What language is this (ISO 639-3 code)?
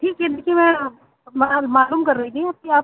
urd